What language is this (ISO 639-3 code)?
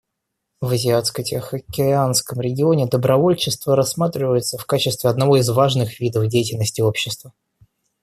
rus